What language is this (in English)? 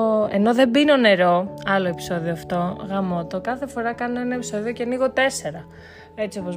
Greek